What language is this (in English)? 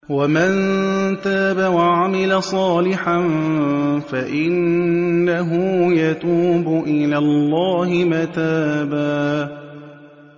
Arabic